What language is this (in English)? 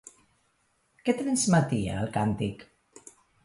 Catalan